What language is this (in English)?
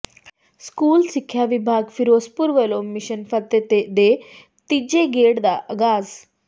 Punjabi